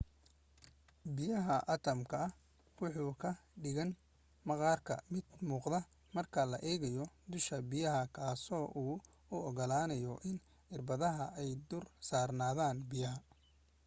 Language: Somali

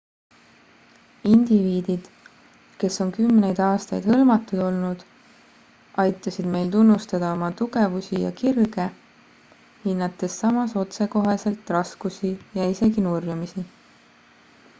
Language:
Estonian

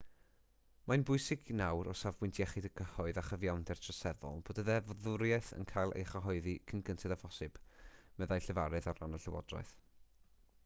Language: Welsh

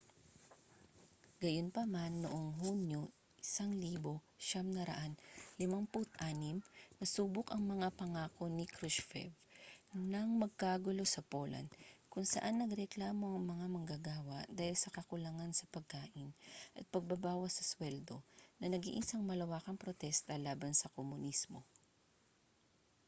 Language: Filipino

